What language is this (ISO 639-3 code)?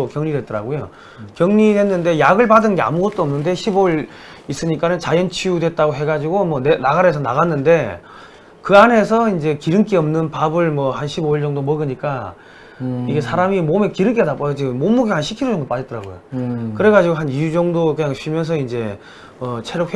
kor